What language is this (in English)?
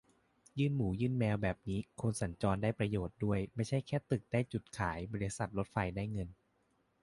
Thai